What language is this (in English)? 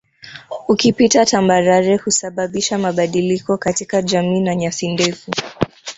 Swahili